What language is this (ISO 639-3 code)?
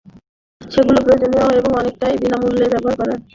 ben